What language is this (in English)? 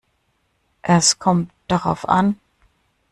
German